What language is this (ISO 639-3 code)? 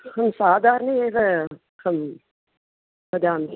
san